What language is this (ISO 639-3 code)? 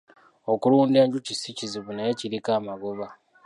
lug